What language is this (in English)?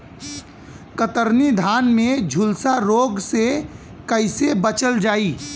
Bhojpuri